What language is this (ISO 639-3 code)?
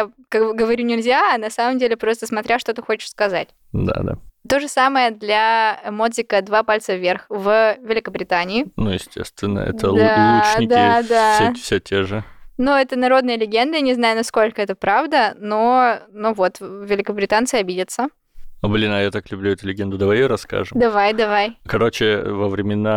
rus